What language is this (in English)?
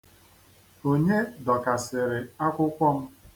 Igbo